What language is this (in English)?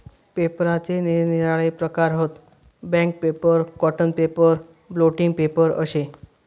Marathi